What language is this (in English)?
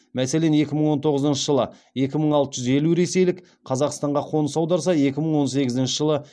Kazakh